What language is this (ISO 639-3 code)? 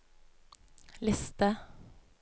nor